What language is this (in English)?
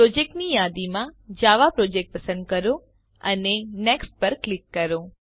Gujarati